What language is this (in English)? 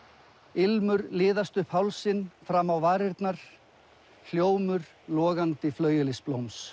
Icelandic